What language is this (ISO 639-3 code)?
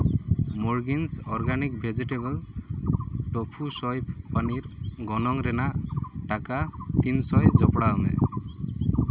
sat